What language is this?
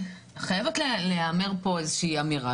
Hebrew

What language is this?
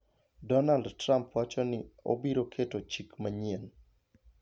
Luo (Kenya and Tanzania)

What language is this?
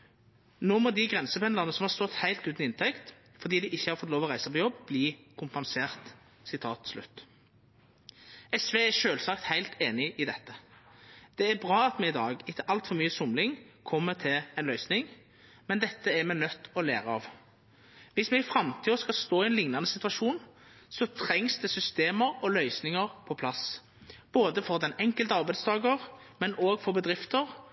Norwegian Nynorsk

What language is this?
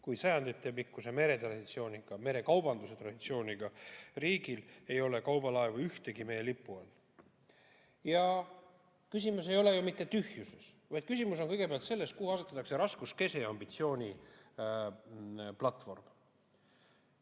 Estonian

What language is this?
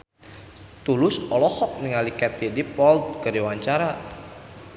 Sundanese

